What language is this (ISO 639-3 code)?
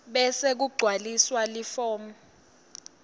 ssw